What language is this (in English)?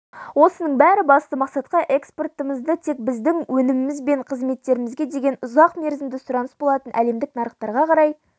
Kazakh